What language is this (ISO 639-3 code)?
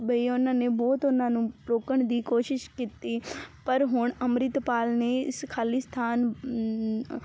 pan